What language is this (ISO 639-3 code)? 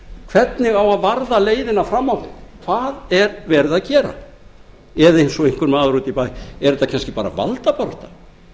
isl